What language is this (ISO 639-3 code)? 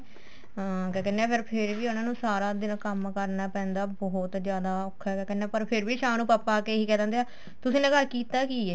pan